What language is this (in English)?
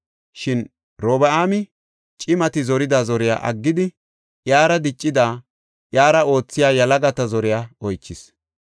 Gofa